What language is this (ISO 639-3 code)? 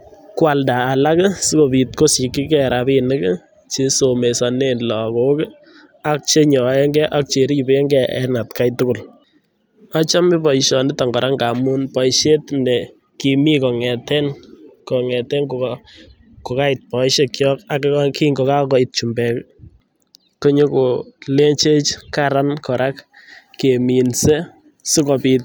kln